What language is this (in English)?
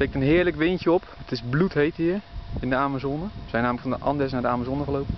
Dutch